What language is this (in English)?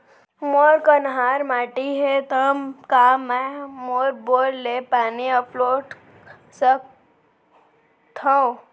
Chhattisgarhi